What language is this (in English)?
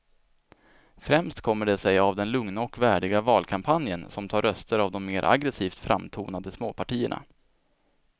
Swedish